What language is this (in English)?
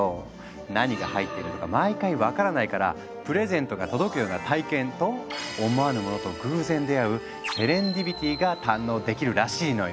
Japanese